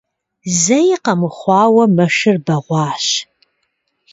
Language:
Kabardian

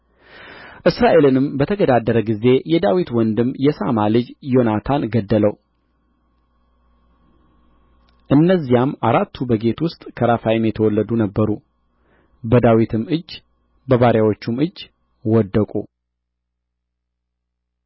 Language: Amharic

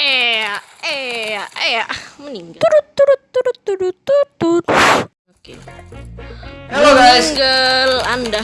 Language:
Indonesian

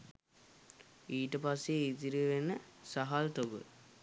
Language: Sinhala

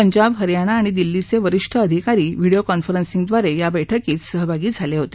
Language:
Marathi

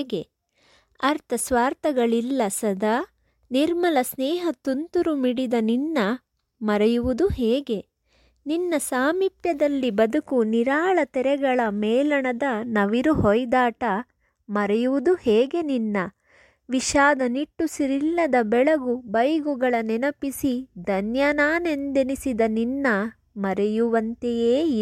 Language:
Kannada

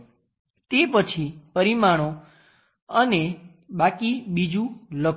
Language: Gujarati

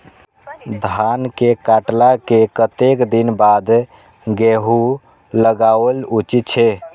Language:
Maithili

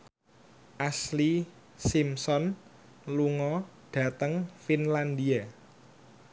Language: Javanese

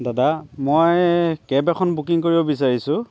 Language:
Assamese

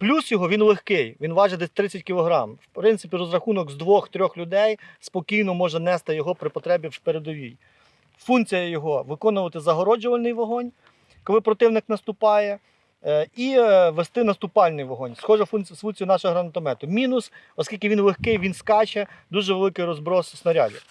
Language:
Ukrainian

